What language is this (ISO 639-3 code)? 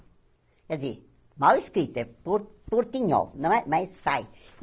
por